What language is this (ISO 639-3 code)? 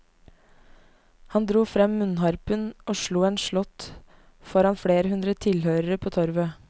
nor